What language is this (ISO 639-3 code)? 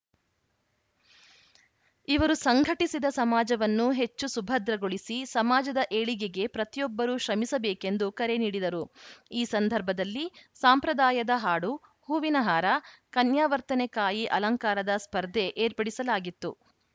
kan